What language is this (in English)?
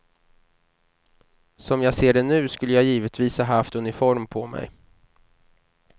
Swedish